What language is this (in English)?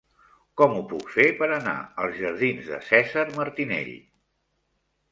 Catalan